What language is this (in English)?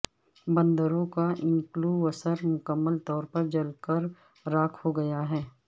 Urdu